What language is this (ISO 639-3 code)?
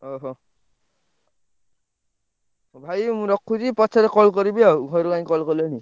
ori